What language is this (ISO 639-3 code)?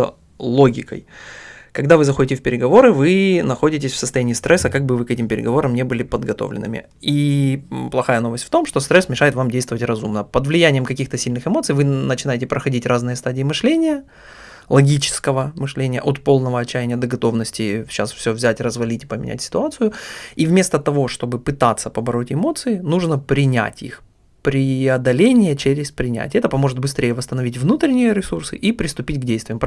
rus